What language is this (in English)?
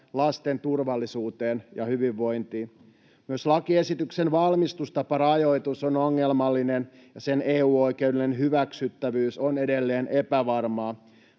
Finnish